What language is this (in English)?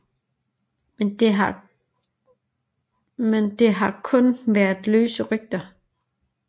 Danish